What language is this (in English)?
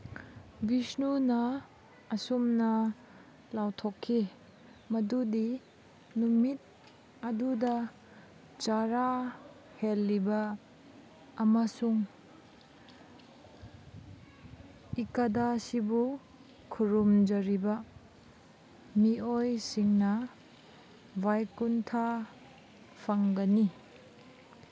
Manipuri